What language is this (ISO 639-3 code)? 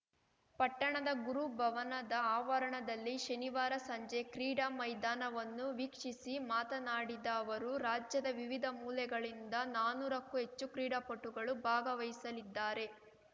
kan